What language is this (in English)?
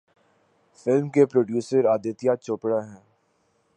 Urdu